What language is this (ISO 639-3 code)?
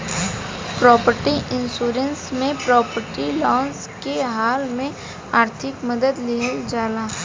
bho